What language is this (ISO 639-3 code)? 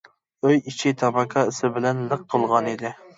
uig